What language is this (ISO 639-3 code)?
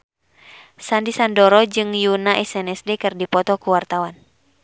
sun